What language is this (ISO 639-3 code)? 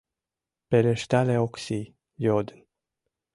chm